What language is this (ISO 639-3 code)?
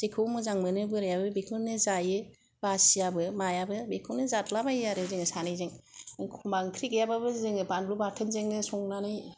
brx